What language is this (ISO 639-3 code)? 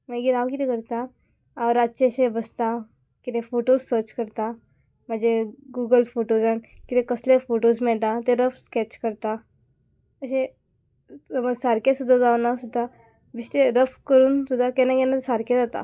kok